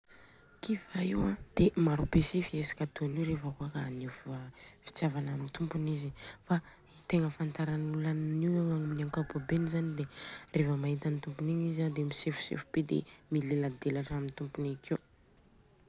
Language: Southern Betsimisaraka Malagasy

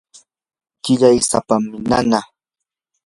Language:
Yanahuanca Pasco Quechua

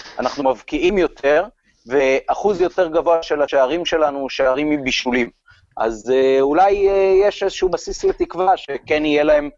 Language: Hebrew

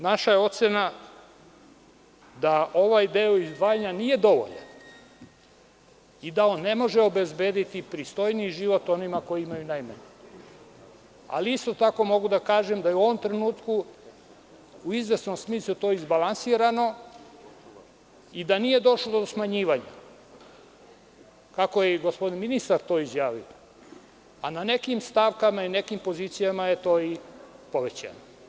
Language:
Serbian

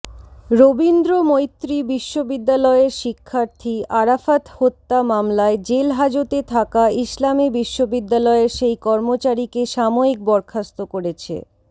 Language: Bangla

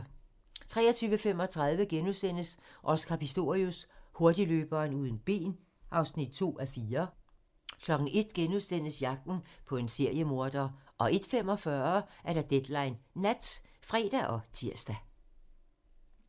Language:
Danish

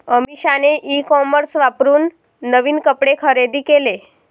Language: Marathi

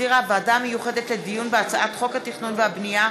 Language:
Hebrew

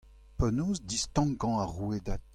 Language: Breton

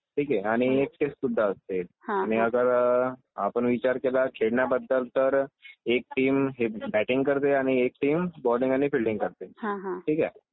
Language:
Marathi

